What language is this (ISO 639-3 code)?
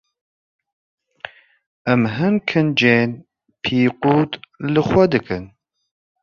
kur